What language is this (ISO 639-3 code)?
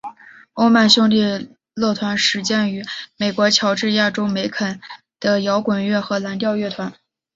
zho